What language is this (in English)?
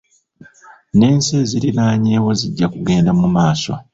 Ganda